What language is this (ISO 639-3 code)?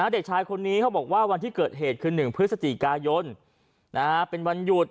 tha